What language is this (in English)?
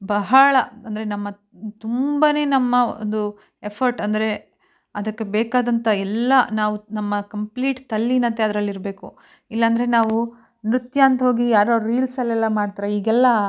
Kannada